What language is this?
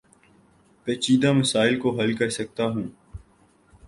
Urdu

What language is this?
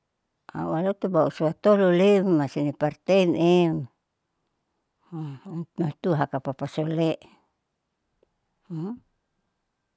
Saleman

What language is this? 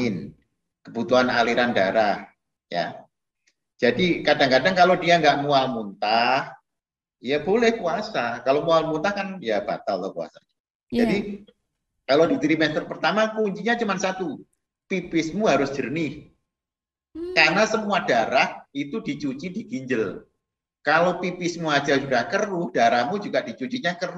Indonesian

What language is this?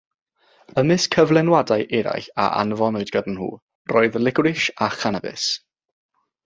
Welsh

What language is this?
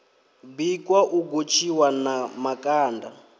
Venda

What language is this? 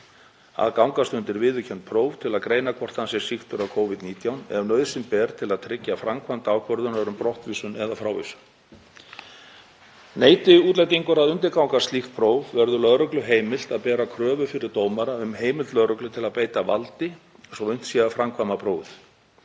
Icelandic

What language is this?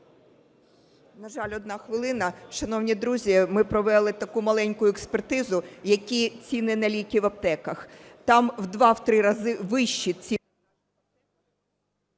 Ukrainian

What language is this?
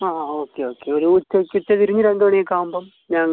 Malayalam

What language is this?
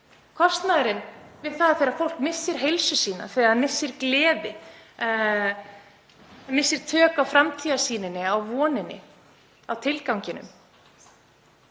Icelandic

